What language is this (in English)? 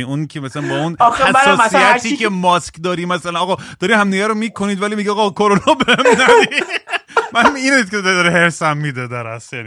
Persian